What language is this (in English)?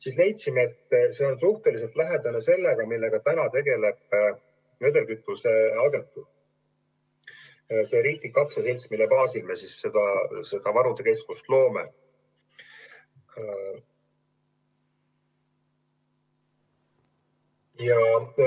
Estonian